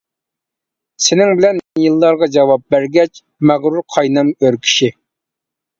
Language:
Uyghur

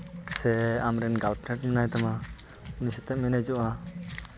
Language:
Santali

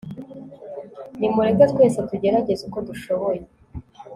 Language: Kinyarwanda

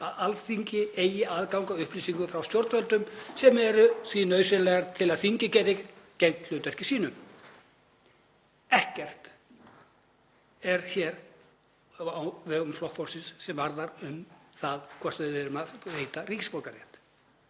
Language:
Icelandic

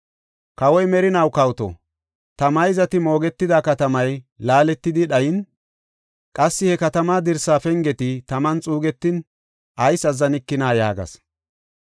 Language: Gofa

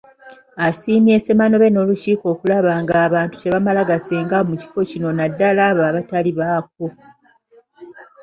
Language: Ganda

